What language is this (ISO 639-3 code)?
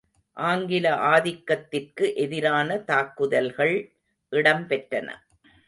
tam